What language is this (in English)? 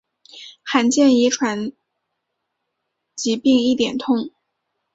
Chinese